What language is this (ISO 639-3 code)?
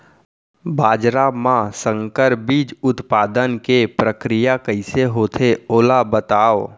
hne